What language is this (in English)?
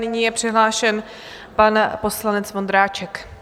Czech